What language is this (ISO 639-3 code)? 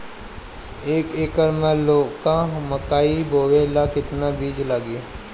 bho